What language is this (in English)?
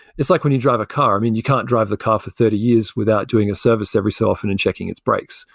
English